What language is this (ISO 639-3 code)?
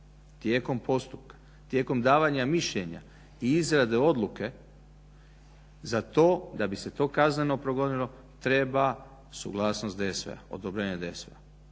hrv